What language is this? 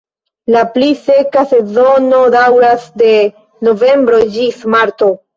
Esperanto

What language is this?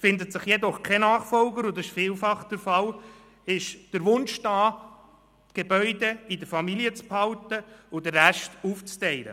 Swiss German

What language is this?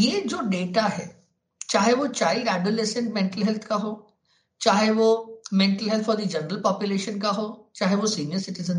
Hindi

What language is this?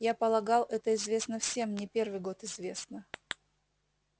Russian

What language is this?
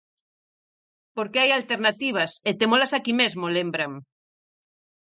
Galician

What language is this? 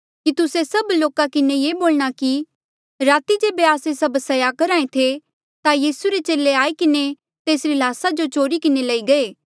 Mandeali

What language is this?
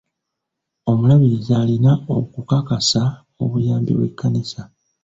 Ganda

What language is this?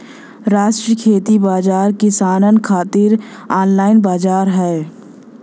Bhojpuri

